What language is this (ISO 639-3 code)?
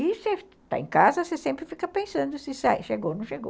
por